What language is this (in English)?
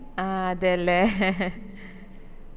Malayalam